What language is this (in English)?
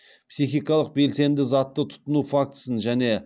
Kazakh